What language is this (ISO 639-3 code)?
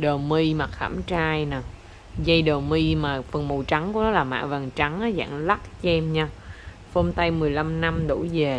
vie